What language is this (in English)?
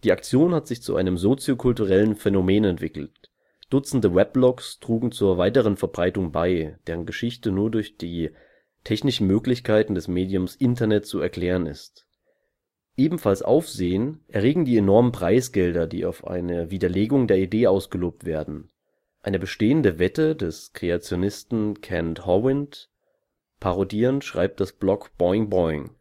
German